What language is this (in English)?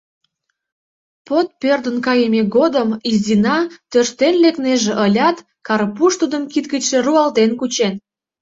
Mari